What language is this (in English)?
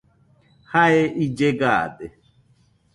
Nüpode Huitoto